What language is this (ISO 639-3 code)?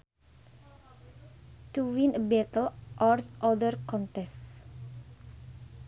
sun